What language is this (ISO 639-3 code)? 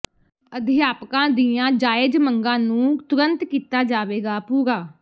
pan